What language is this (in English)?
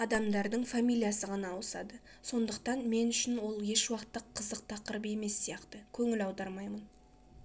Kazakh